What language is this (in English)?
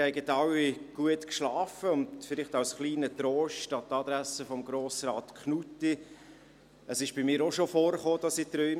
Swiss German